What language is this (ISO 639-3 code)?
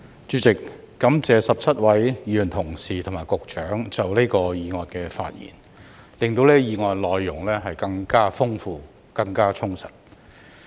yue